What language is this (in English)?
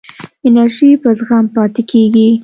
Pashto